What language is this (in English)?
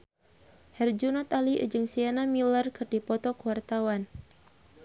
Sundanese